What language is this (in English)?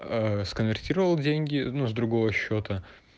Russian